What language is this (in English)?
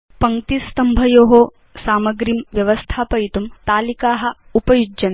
Sanskrit